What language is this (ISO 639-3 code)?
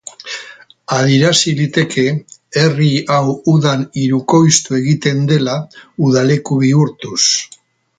eus